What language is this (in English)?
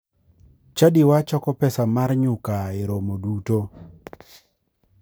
Luo (Kenya and Tanzania)